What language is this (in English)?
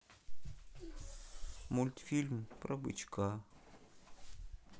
Russian